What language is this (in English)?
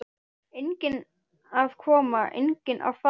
Icelandic